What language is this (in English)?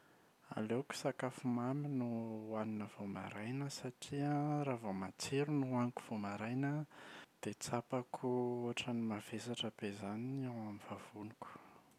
Malagasy